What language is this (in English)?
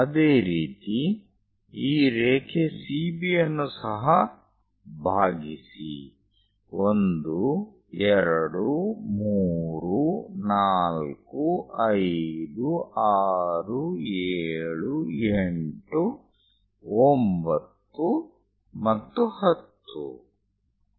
Kannada